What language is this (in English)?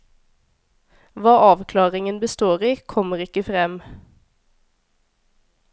Norwegian